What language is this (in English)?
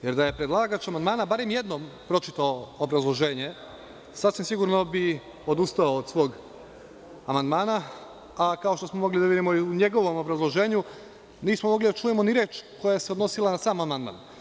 Serbian